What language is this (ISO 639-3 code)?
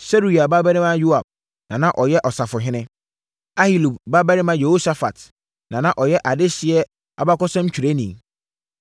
aka